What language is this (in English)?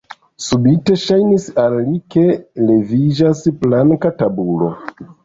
Esperanto